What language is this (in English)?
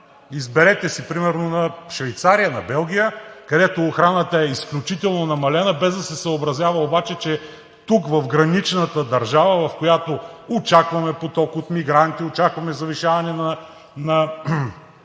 Bulgarian